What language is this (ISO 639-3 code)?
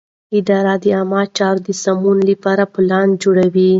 pus